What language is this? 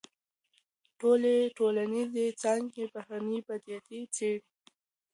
Pashto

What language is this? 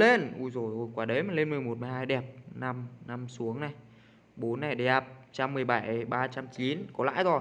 Vietnamese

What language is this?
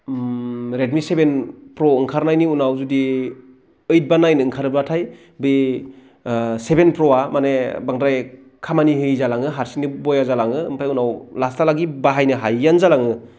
Bodo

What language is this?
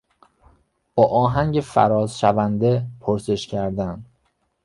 Persian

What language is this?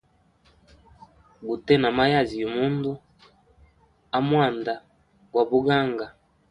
Hemba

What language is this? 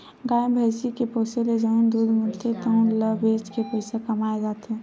Chhattisgarhi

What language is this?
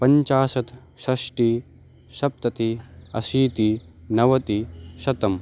Sanskrit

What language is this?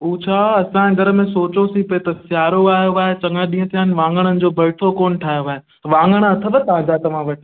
Sindhi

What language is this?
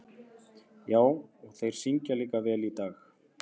Icelandic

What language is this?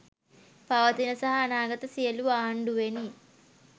Sinhala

